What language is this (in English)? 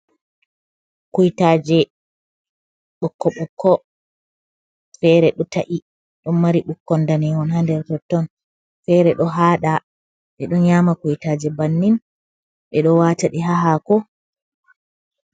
Fula